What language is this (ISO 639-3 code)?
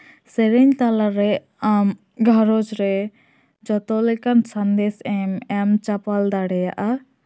sat